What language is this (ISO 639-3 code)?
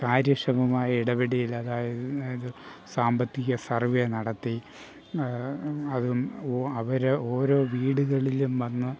mal